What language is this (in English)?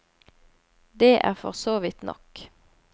Norwegian